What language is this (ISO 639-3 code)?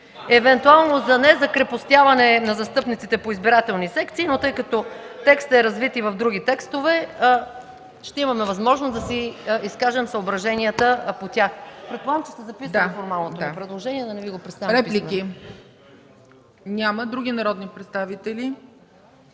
bul